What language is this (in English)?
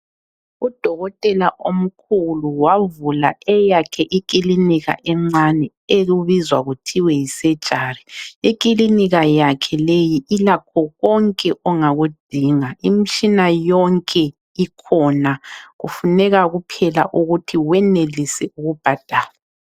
North Ndebele